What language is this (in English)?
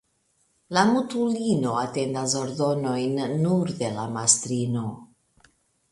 Esperanto